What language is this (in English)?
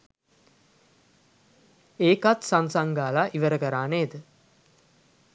Sinhala